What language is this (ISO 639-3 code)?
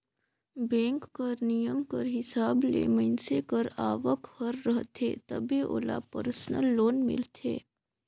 hne